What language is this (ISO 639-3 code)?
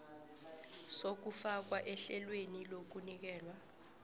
nbl